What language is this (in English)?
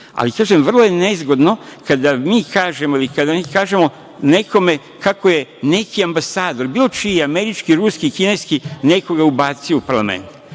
Serbian